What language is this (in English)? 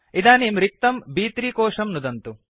Sanskrit